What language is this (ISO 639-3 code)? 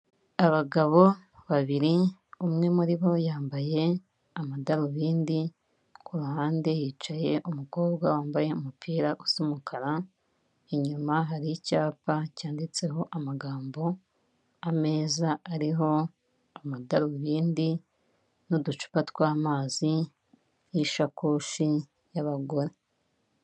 kin